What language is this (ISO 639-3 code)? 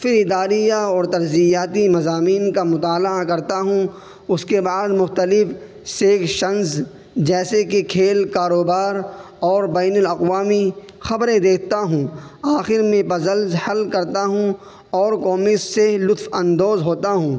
urd